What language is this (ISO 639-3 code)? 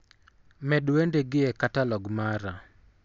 luo